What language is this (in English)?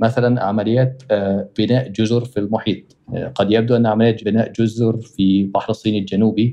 Arabic